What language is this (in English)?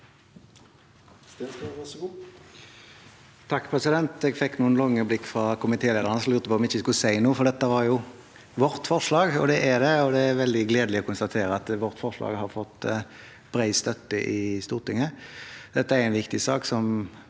Norwegian